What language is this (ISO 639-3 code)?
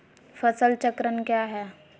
mag